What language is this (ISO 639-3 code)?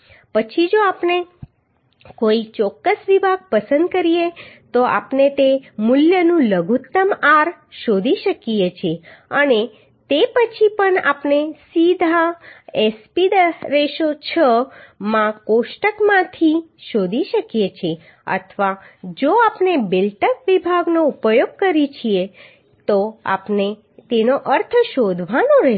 guj